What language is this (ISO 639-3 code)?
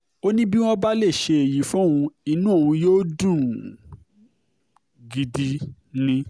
yor